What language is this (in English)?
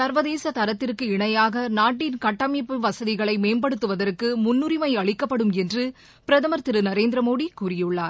Tamil